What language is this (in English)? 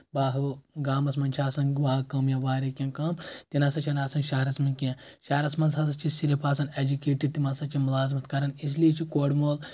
Kashmiri